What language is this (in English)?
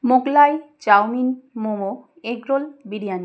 Bangla